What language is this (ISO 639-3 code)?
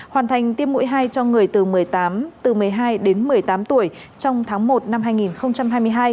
vie